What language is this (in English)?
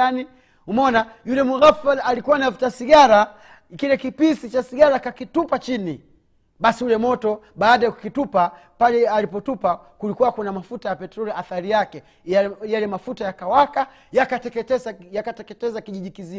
Swahili